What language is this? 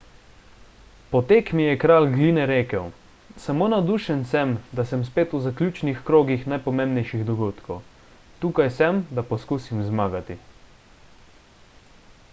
Slovenian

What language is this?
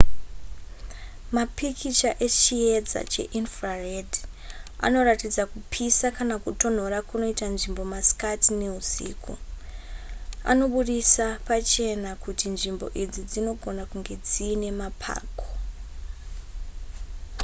Shona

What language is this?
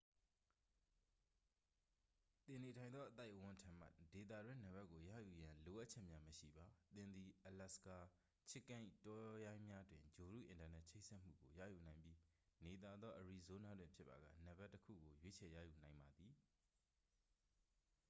Burmese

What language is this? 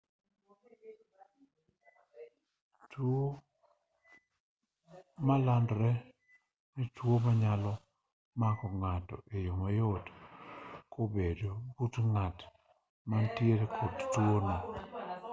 Luo (Kenya and Tanzania)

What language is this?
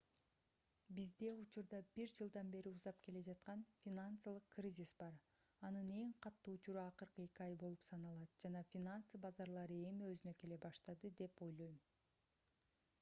Kyrgyz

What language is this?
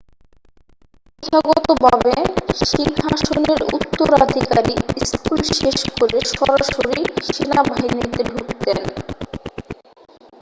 Bangla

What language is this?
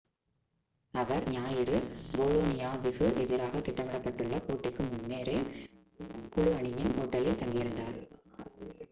Tamil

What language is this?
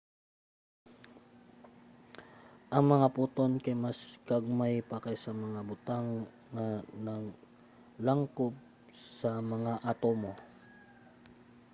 Cebuano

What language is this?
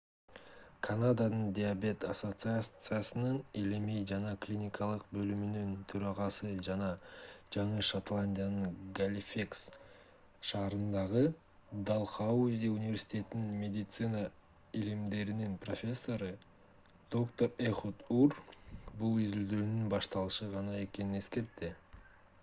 Kyrgyz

